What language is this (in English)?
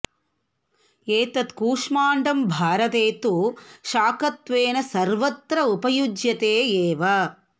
Sanskrit